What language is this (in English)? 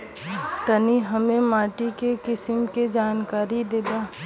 Bhojpuri